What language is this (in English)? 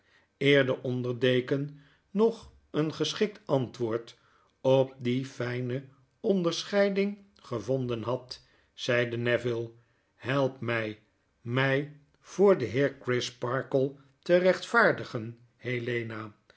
Dutch